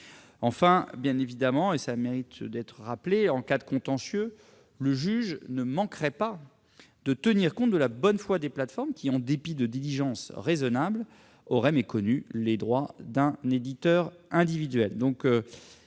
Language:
French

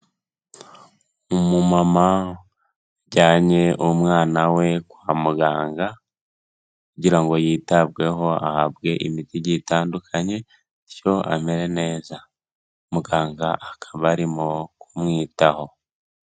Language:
Kinyarwanda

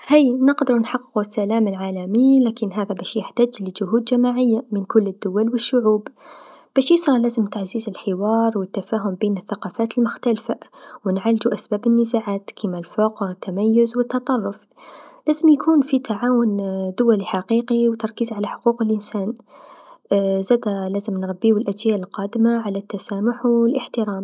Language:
Tunisian Arabic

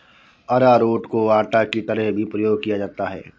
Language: Hindi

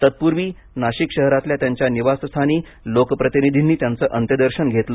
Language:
Marathi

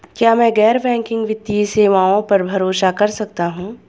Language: Hindi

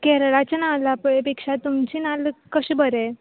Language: Konkani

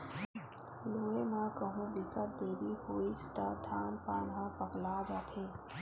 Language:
Chhattisgarhi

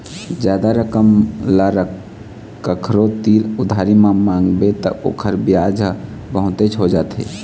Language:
Chhattisgarhi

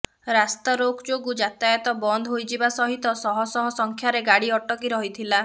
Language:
Odia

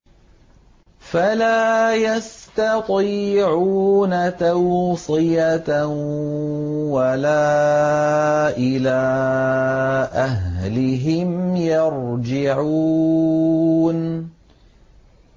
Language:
Arabic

